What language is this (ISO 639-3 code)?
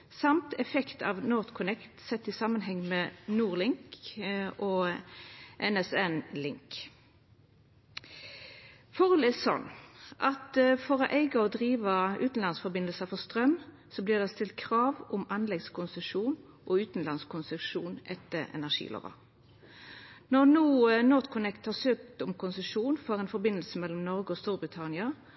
nno